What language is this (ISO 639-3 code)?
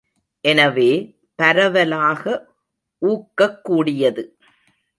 tam